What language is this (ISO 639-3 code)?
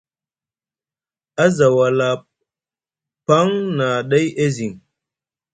mug